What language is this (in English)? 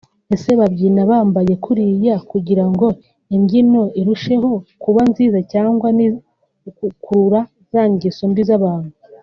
Kinyarwanda